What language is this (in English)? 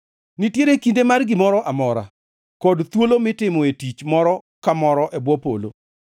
Luo (Kenya and Tanzania)